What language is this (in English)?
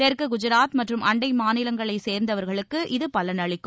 Tamil